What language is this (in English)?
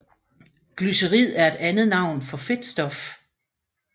Danish